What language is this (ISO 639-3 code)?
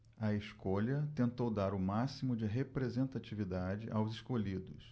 por